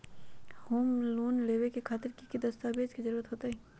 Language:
Magahi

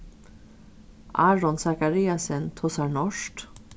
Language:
Faroese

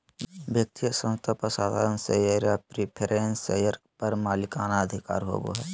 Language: Magahi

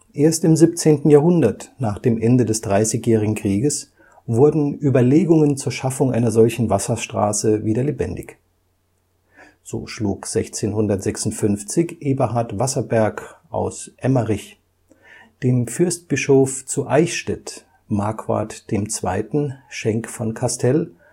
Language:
German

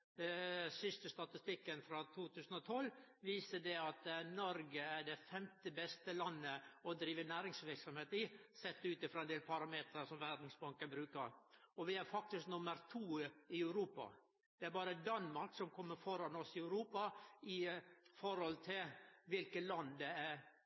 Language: Norwegian Nynorsk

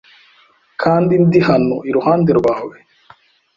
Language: Kinyarwanda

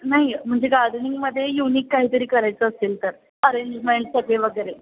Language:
Marathi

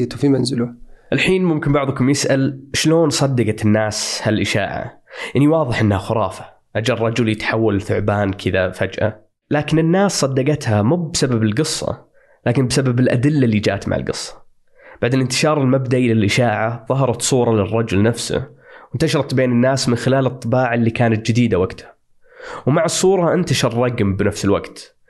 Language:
Arabic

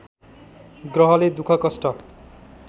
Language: Nepali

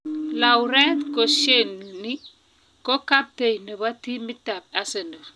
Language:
Kalenjin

